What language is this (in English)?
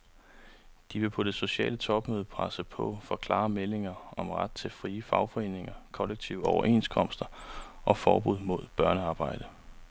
Danish